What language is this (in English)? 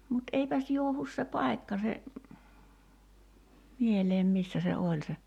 Finnish